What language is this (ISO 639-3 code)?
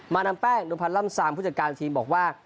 tha